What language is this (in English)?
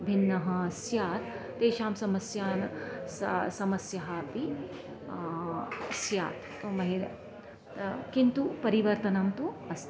Sanskrit